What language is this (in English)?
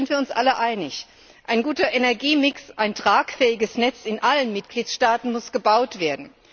German